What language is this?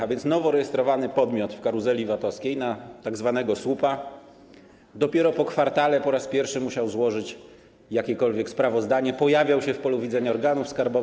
Polish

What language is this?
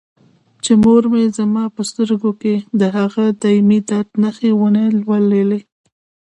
Pashto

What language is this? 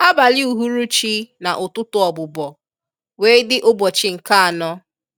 Igbo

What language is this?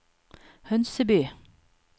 Norwegian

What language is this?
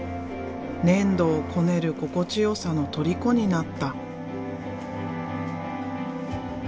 Japanese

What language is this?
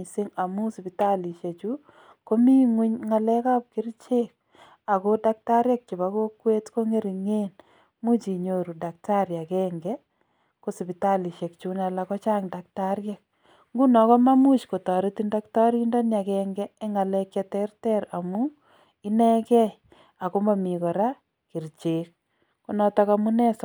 Kalenjin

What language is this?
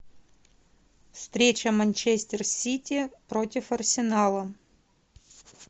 Russian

